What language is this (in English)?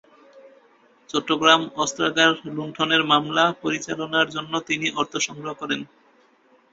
Bangla